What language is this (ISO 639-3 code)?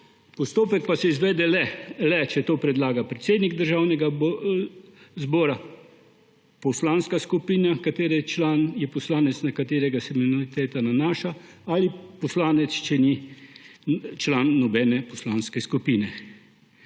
slv